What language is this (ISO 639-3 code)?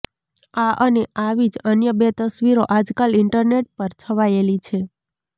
guj